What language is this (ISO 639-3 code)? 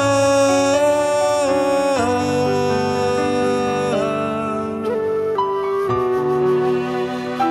ron